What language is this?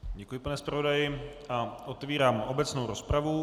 Czech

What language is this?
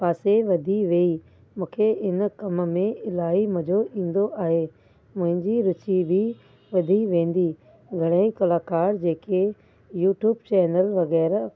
Sindhi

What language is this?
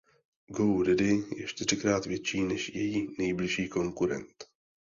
Czech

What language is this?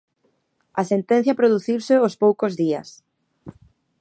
Galician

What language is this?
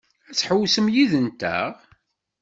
Kabyle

